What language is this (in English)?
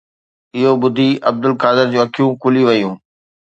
Sindhi